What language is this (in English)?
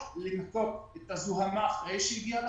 Hebrew